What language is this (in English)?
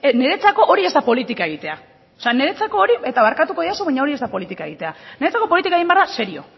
Basque